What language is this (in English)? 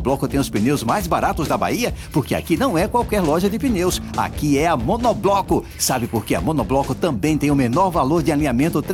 Portuguese